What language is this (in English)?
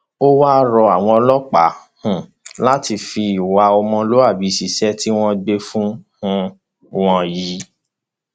Yoruba